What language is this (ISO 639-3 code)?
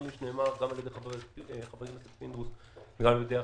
heb